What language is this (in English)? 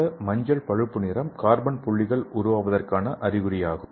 Tamil